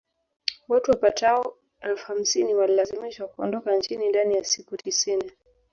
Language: Swahili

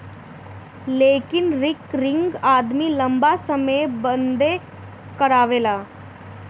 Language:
Bhojpuri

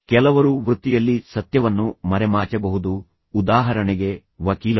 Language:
Kannada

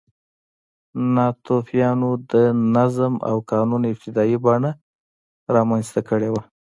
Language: Pashto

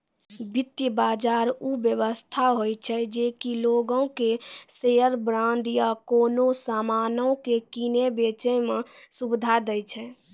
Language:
Maithili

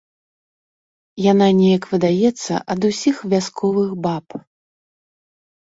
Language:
Belarusian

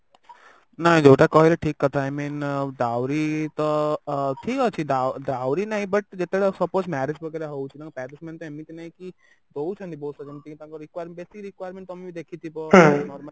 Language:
Odia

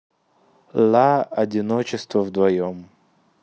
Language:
Russian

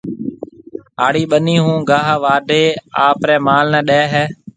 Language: Marwari (Pakistan)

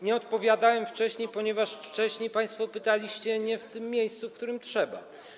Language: Polish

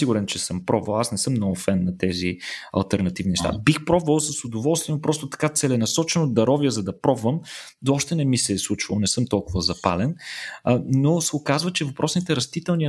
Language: Bulgarian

